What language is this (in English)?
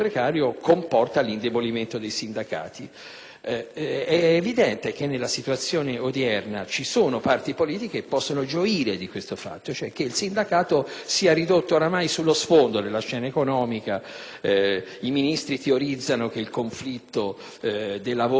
Italian